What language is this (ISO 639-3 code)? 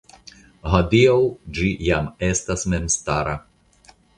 epo